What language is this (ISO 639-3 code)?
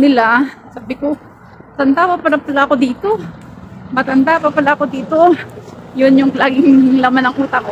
fil